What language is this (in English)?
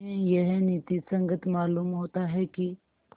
Hindi